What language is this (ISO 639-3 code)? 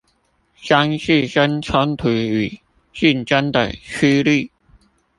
zho